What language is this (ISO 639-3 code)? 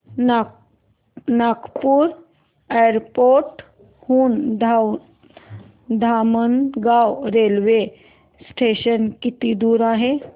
mar